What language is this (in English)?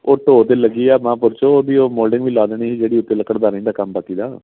Punjabi